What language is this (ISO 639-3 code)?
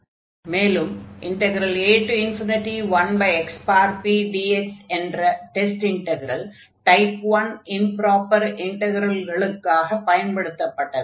tam